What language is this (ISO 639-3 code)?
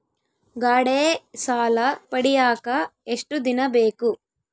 kan